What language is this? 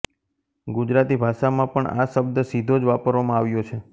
Gujarati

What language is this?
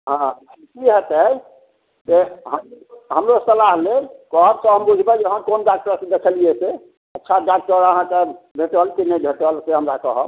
Maithili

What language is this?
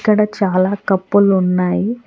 Telugu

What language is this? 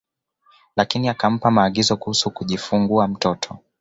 Swahili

